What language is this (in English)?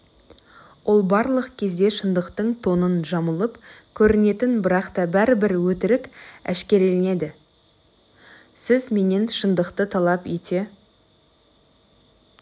Kazakh